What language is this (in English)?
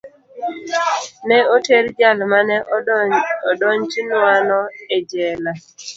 Luo (Kenya and Tanzania)